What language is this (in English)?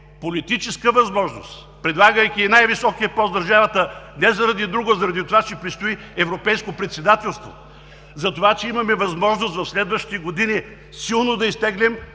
Bulgarian